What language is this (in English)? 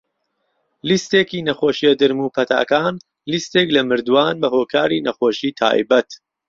Central Kurdish